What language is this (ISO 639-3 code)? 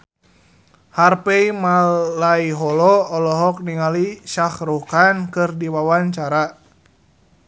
sun